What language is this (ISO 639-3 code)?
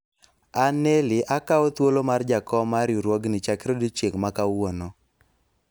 luo